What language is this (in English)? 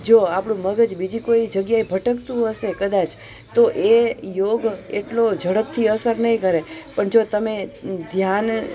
Gujarati